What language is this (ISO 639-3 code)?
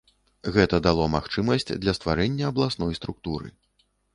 bel